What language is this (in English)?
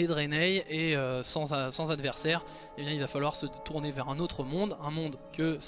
French